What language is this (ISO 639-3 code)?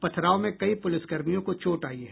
hin